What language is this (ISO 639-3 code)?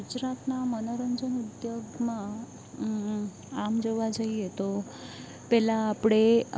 guj